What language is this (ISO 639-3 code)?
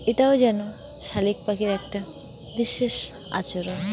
ben